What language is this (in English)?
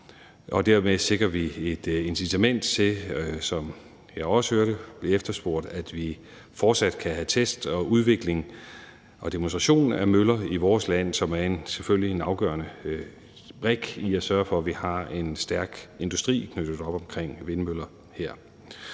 Danish